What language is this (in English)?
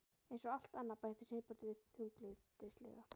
Icelandic